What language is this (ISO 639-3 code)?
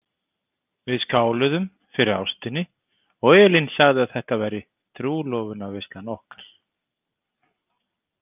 isl